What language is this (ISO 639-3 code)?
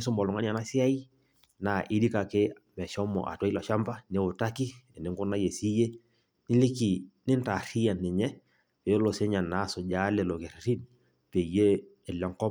mas